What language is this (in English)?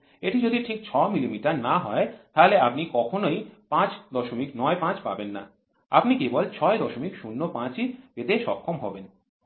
Bangla